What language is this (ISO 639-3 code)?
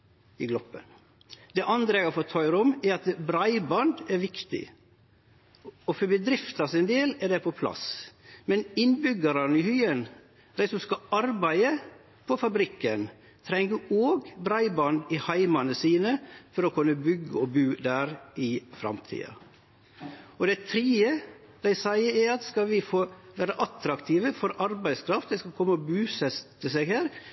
nno